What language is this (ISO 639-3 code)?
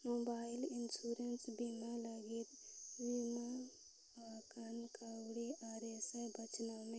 sat